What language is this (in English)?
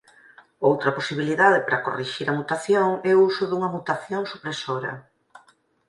Galician